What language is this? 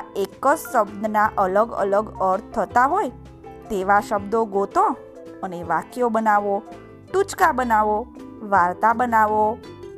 Gujarati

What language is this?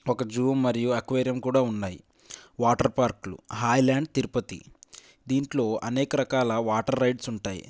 Telugu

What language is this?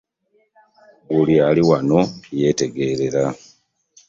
Ganda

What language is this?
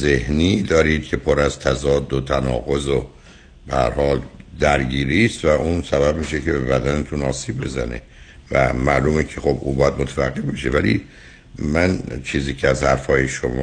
Persian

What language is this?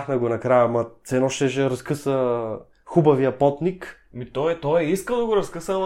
Bulgarian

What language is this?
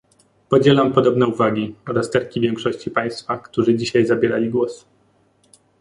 Polish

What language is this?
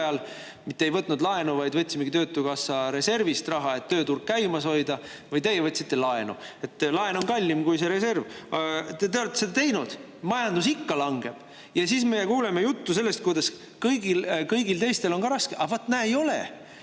Estonian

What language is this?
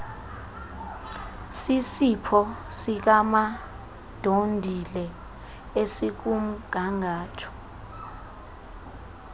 Xhosa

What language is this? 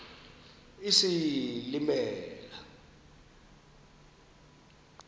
Xhosa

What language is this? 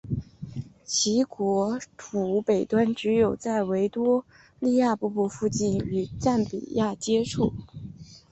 Chinese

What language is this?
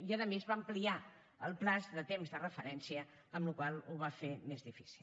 Catalan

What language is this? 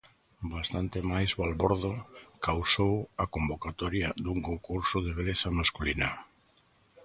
Galician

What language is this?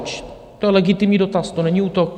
Czech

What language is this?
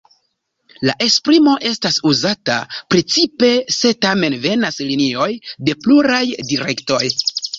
Esperanto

